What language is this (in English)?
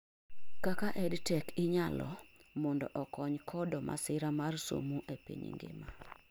Luo (Kenya and Tanzania)